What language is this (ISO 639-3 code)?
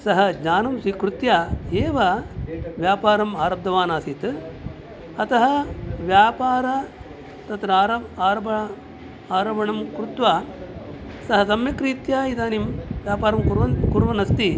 san